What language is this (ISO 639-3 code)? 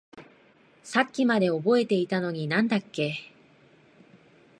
jpn